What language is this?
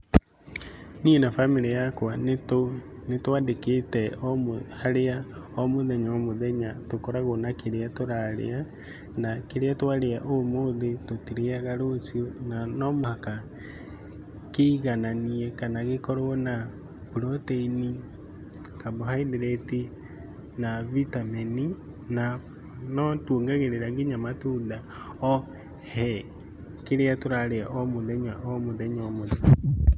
Kikuyu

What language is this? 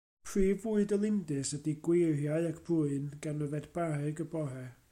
Welsh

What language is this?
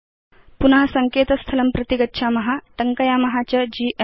Sanskrit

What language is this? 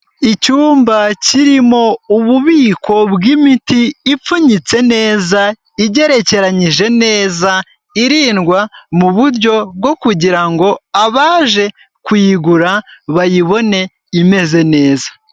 Kinyarwanda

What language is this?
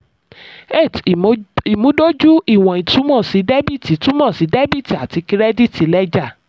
Yoruba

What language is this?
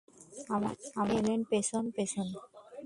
Bangla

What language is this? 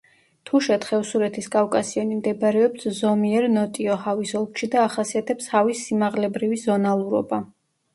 Georgian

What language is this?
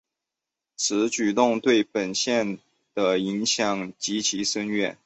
Chinese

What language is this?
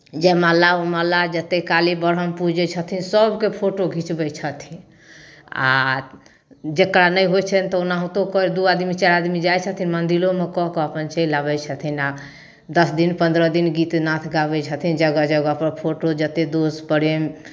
Maithili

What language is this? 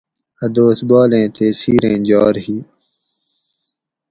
Gawri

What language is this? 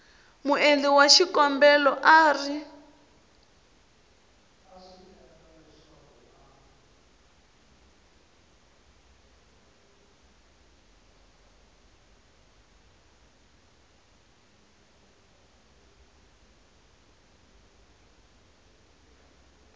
Tsonga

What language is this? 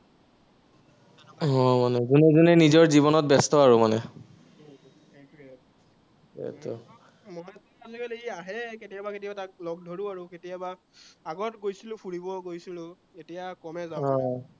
Assamese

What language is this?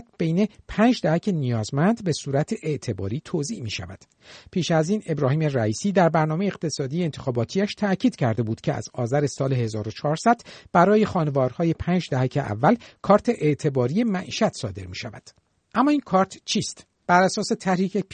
Persian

